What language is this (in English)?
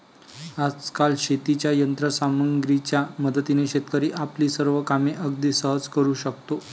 Marathi